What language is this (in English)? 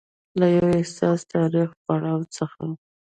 Pashto